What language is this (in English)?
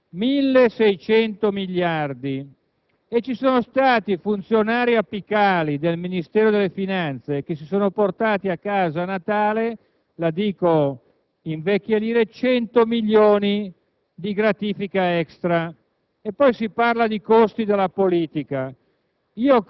Italian